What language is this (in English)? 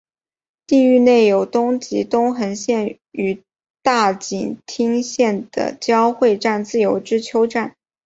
Chinese